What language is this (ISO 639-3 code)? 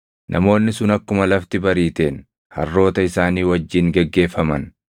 orm